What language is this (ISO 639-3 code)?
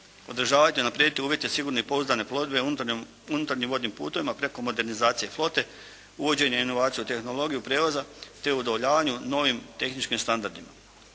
hrv